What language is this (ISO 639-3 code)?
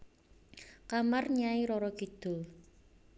jav